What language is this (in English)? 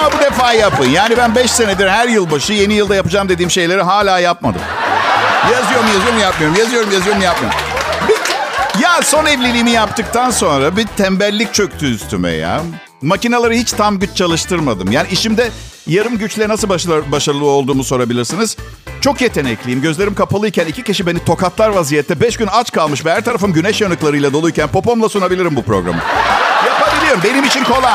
Turkish